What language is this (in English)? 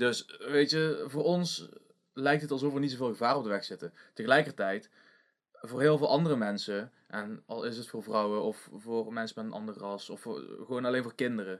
Dutch